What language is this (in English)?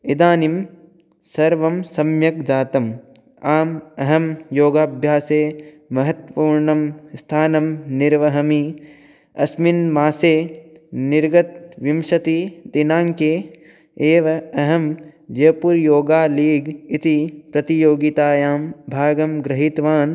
Sanskrit